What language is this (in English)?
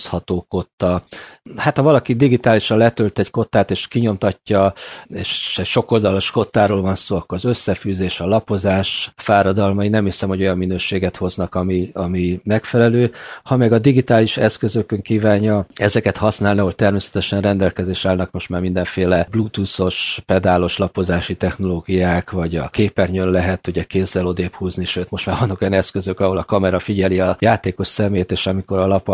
Hungarian